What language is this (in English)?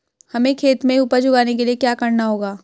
Hindi